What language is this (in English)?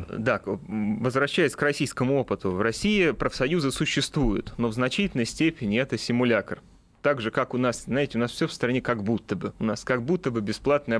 Russian